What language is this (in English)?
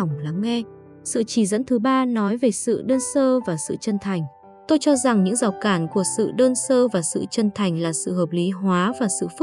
Vietnamese